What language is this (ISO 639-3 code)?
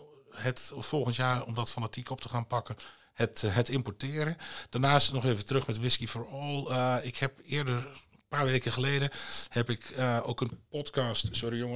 nld